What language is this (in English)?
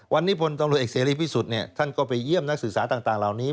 Thai